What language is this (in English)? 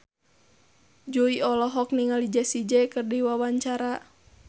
Sundanese